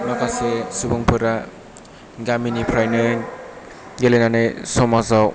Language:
Bodo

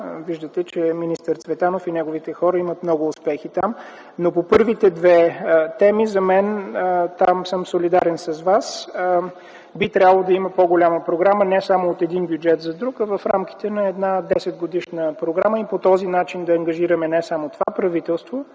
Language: Bulgarian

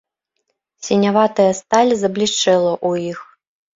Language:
Belarusian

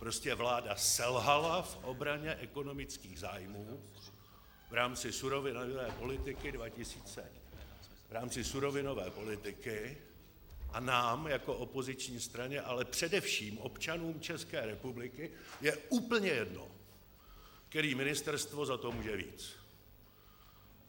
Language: Czech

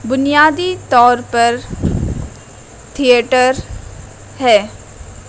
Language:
Urdu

